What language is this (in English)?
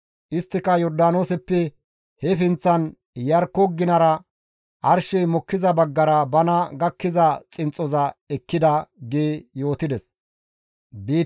Gamo